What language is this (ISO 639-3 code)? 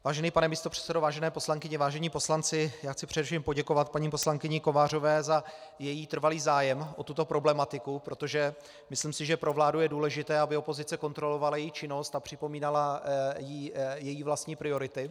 ces